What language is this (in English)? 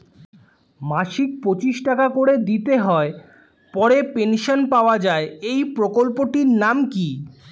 Bangla